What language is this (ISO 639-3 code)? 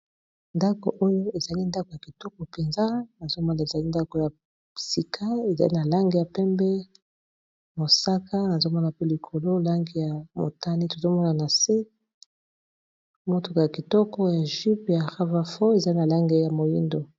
lin